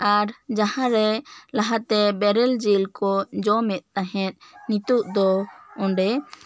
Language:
Santali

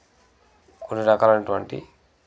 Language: Telugu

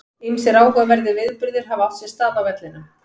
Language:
Icelandic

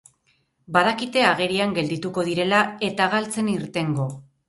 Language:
Basque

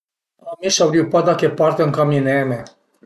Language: Piedmontese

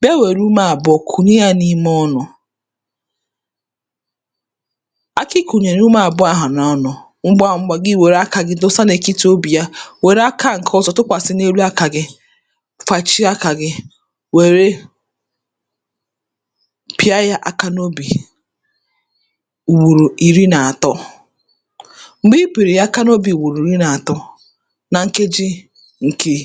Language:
Igbo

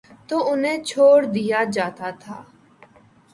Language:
Urdu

